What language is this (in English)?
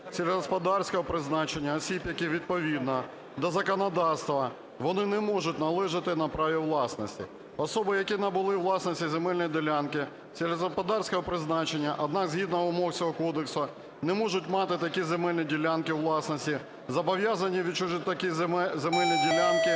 Ukrainian